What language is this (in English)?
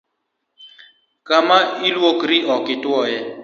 Luo (Kenya and Tanzania)